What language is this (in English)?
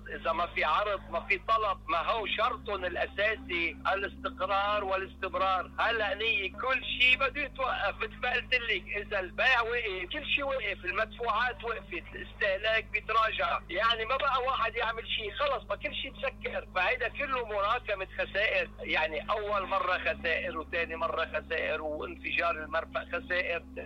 Arabic